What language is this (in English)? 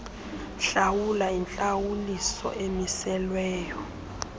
Xhosa